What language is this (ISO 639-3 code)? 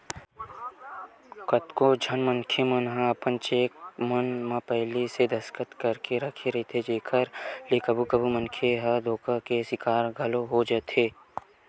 hne